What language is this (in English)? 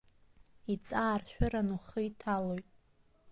Abkhazian